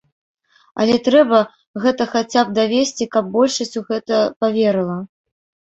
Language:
Belarusian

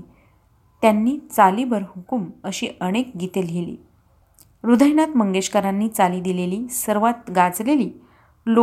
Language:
Marathi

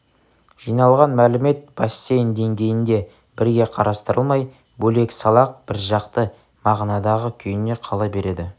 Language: Kazakh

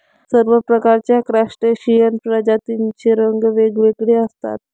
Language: Marathi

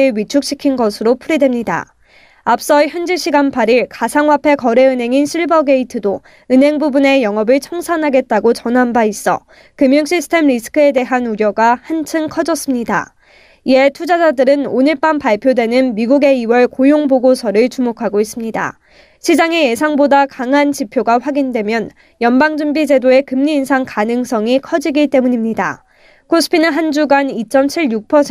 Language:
Korean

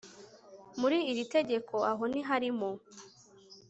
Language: Kinyarwanda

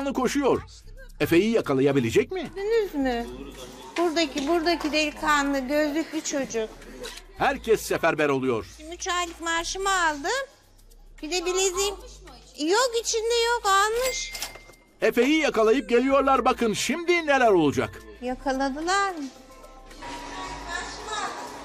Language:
Turkish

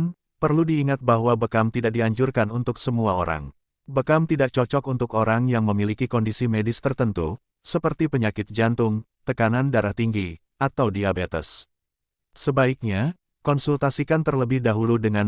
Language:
Indonesian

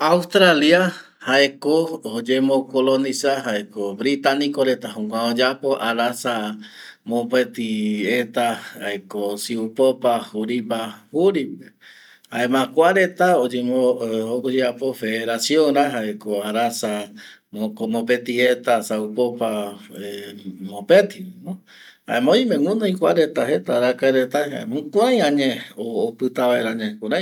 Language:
Eastern Bolivian Guaraní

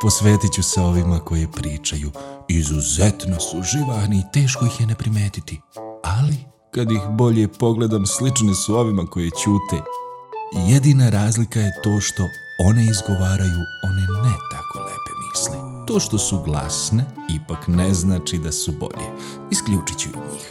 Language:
Croatian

